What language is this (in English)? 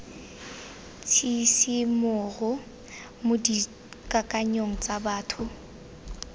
Tswana